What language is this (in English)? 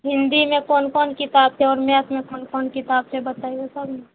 Maithili